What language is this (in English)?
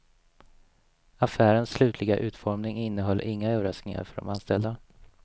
Swedish